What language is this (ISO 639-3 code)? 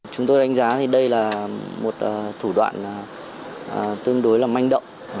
vie